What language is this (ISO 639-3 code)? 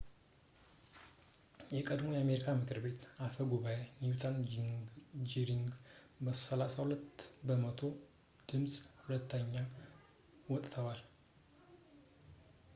amh